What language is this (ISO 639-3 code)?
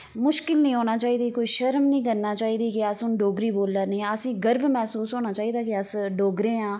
doi